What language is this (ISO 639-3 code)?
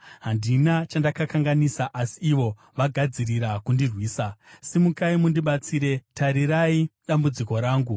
sna